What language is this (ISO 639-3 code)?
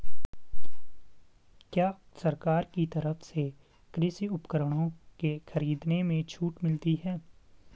hin